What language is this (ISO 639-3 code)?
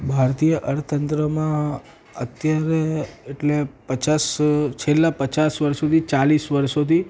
guj